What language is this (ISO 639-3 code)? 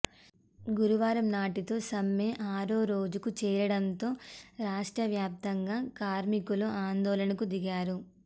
tel